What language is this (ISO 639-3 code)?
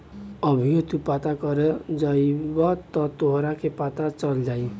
bho